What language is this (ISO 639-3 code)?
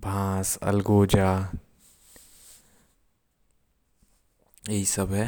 kfp